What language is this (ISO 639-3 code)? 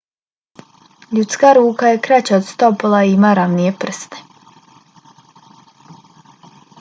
bos